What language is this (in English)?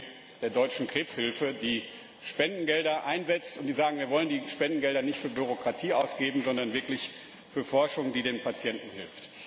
German